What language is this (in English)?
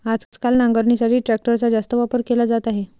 Marathi